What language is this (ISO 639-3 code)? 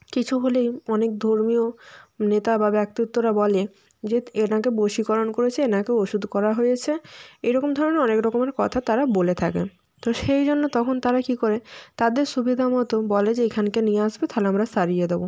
ben